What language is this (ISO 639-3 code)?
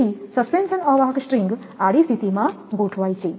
guj